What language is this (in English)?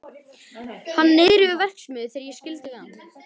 Icelandic